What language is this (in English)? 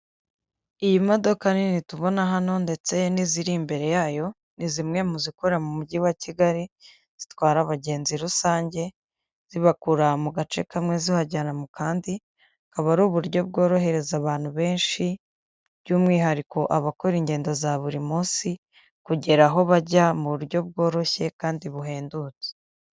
Kinyarwanda